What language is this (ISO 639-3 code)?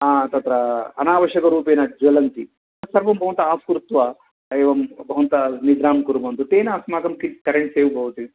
san